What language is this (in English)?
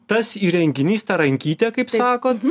Lithuanian